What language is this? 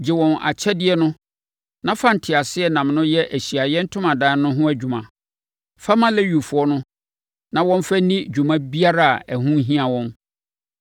Akan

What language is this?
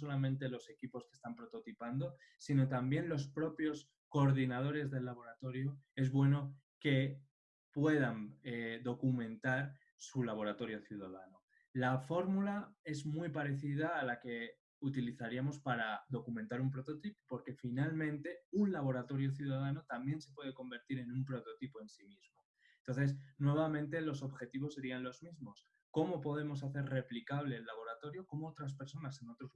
Spanish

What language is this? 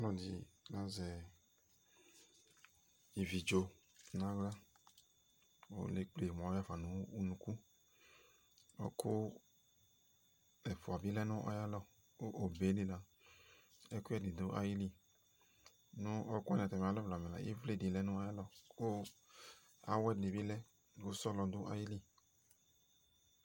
Ikposo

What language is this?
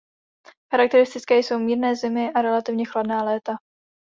Czech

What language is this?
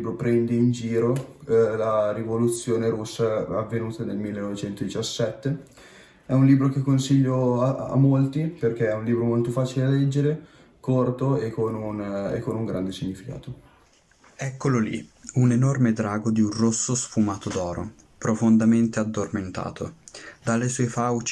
Italian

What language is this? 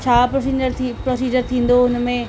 Sindhi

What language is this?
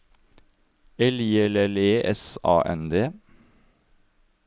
Norwegian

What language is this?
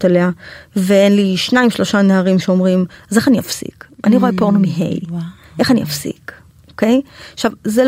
Hebrew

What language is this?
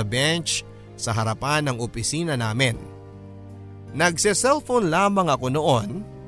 Filipino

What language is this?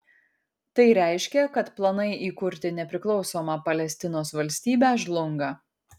Lithuanian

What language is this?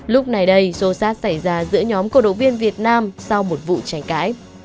Vietnamese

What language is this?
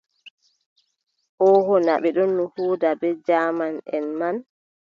Adamawa Fulfulde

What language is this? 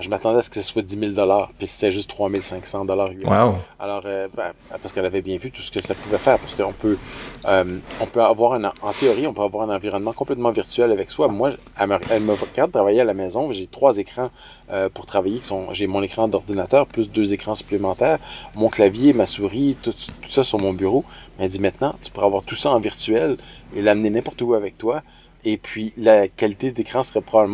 French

